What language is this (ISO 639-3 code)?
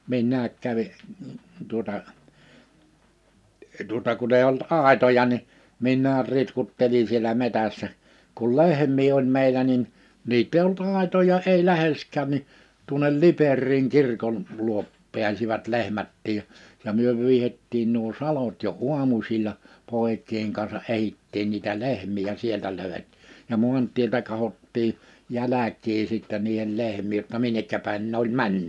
fin